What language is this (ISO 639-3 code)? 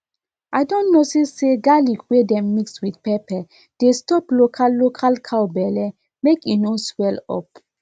pcm